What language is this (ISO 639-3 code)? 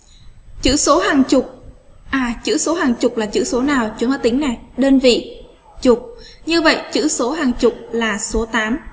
vie